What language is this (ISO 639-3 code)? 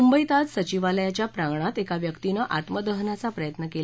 mar